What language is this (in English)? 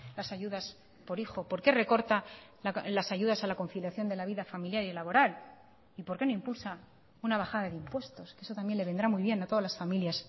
Spanish